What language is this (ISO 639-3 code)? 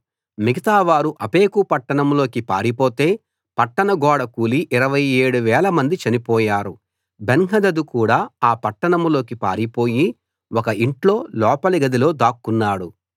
tel